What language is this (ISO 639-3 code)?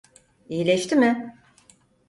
tur